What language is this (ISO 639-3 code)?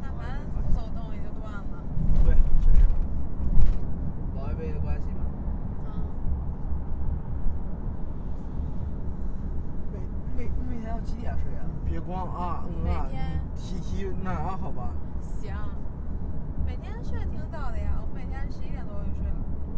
zho